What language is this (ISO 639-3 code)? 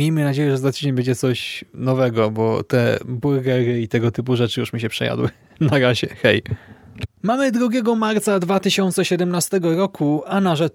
pol